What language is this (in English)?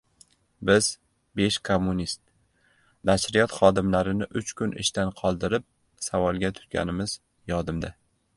Uzbek